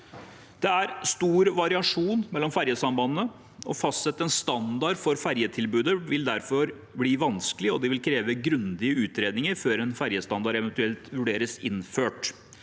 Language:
Norwegian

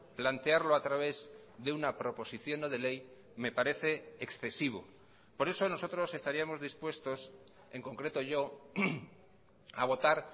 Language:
Spanish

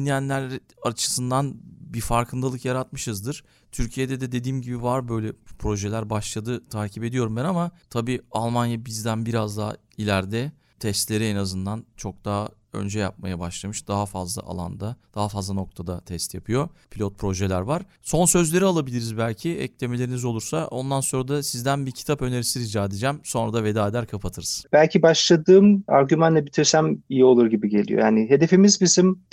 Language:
Turkish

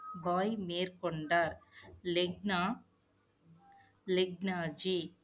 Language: Tamil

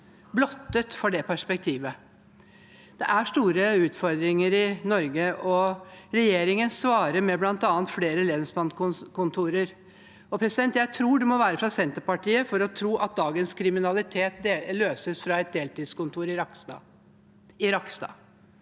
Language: Norwegian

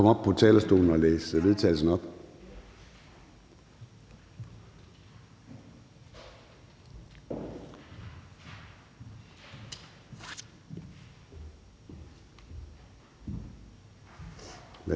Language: Danish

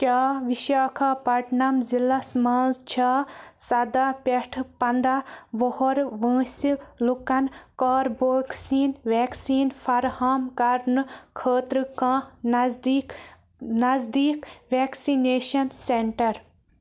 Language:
Kashmiri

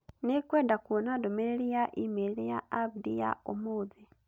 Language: Kikuyu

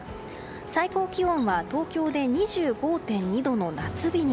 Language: Japanese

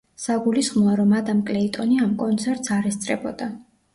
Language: Georgian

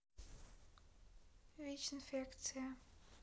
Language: Russian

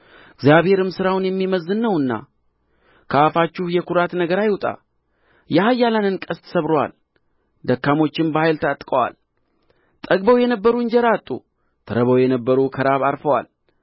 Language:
Amharic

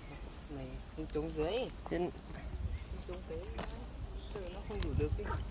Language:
Vietnamese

